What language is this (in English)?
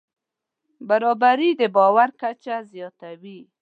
Pashto